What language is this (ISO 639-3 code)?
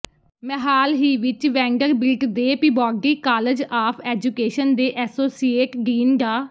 pan